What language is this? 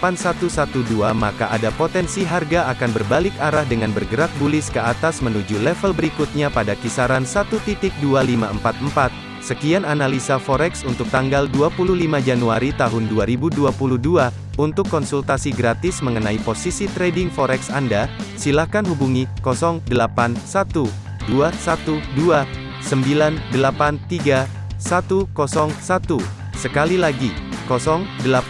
Indonesian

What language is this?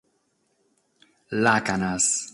Sardinian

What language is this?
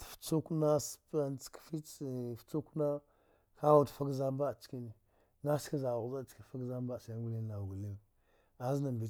Dghwede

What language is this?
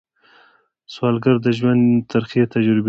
Pashto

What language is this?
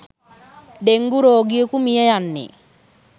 Sinhala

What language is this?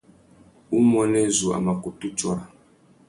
Tuki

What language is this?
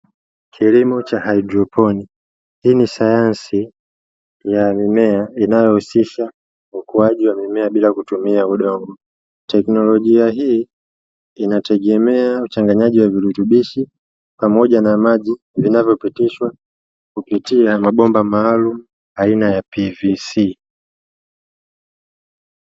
Swahili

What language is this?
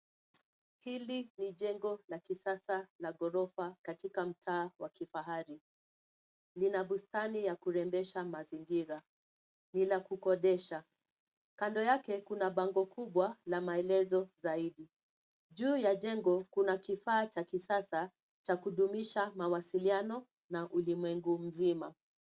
Swahili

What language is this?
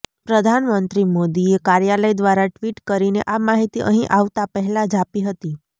Gujarati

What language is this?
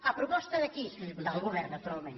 Catalan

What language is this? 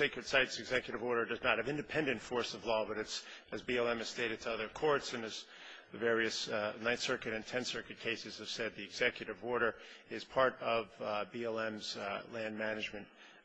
English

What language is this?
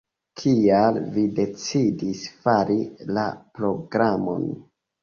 Esperanto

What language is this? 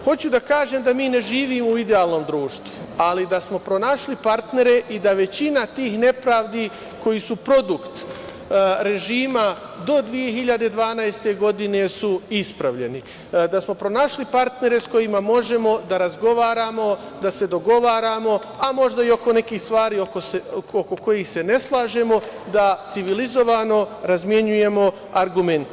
Serbian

